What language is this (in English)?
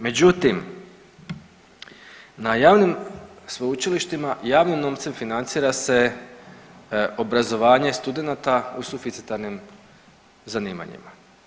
Croatian